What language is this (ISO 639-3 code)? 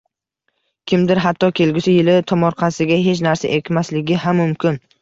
uzb